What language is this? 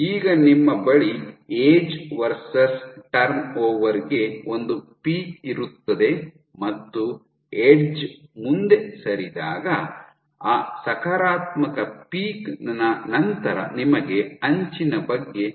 Kannada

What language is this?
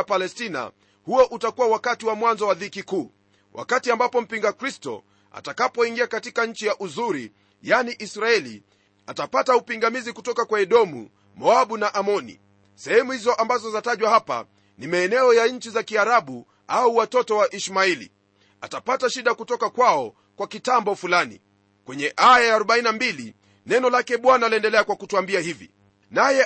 Swahili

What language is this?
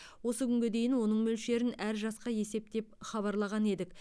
Kazakh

